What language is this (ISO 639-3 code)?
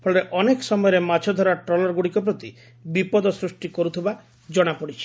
ori